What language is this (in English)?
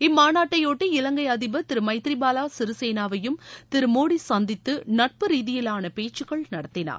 Tamil